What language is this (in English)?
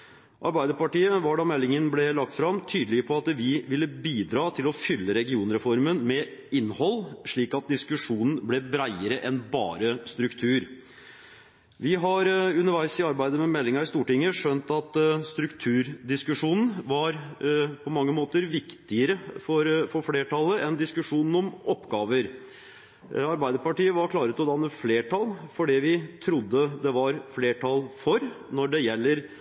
Norwegian Bokmål